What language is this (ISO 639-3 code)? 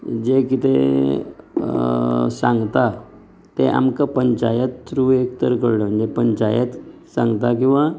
kok